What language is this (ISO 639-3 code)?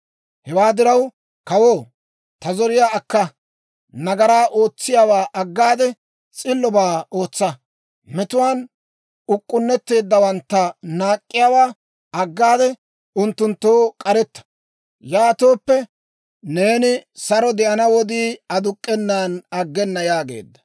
dwr